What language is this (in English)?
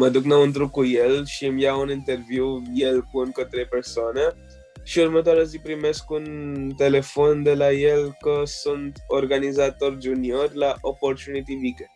Romanian